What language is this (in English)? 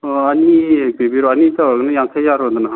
Manipuri